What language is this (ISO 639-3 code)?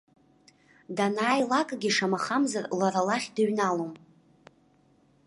abk